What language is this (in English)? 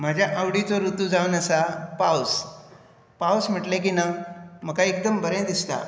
Konkani